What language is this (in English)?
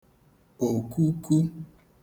Igbo